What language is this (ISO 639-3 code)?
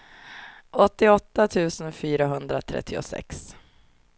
swe